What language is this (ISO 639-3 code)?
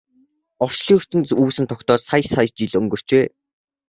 mon